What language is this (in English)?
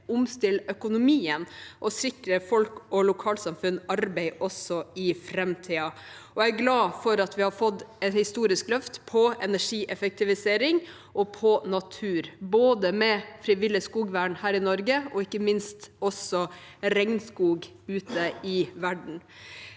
Norwegian